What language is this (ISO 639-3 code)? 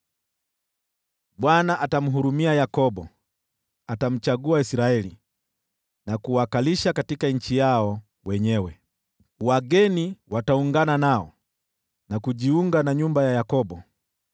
swa